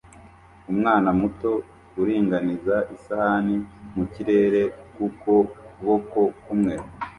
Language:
Kinyarwanda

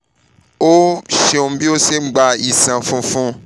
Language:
Yoruba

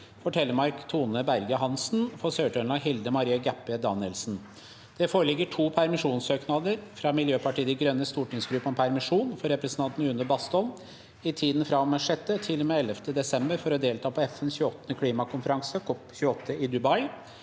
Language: Norwegian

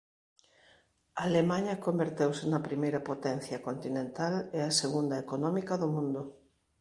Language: Galician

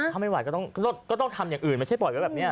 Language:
Thai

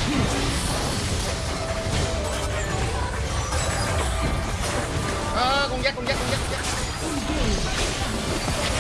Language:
Vietnamese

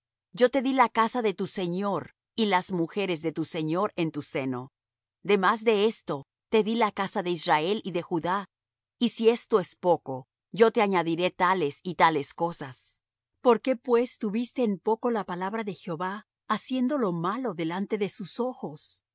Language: Spanish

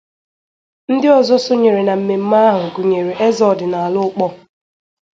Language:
Igbo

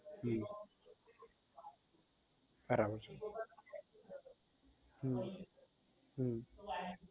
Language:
Gujarati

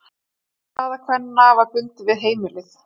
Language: Icelandic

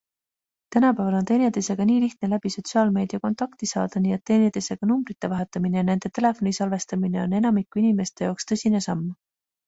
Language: Estonian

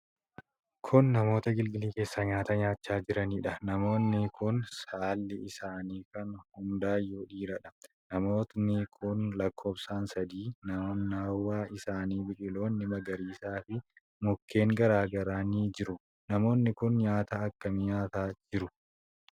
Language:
Oromo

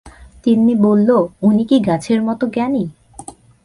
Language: Bangla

